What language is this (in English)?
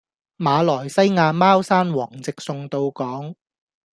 Cantonese